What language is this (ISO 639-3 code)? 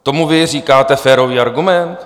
ces